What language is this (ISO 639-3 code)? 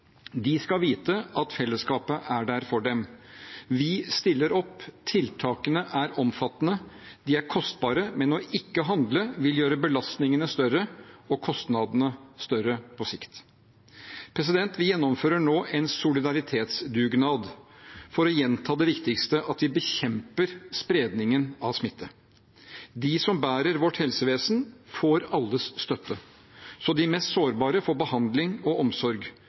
nob